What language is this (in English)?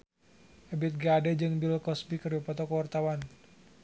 Sundanese